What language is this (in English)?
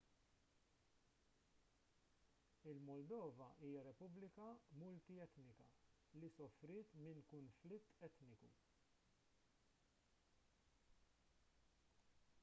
Maltese